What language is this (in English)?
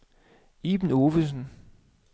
Danish